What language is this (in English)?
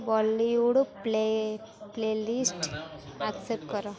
Odia